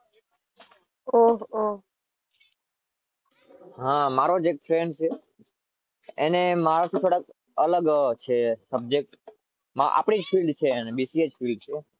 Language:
Gujarati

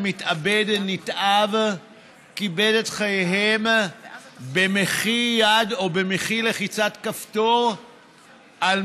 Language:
Hebrew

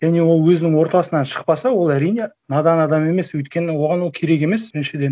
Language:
Kazakh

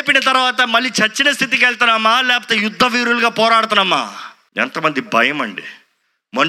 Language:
Telugu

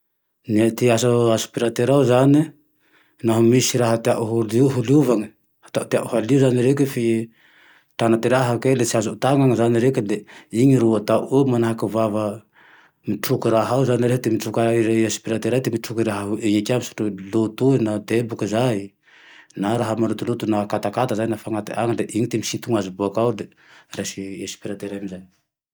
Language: Tandroy-Mahafaly Malagasy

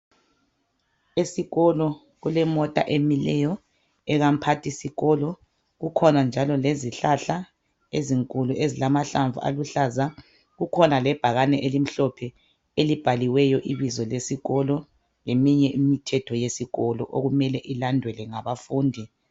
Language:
North Ndebele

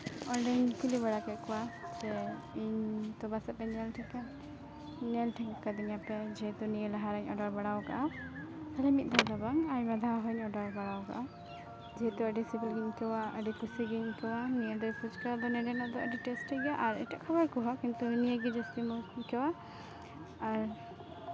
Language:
Santali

